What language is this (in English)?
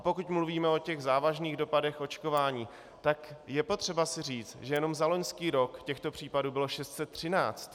Czech